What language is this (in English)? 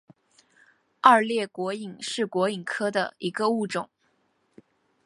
Chinese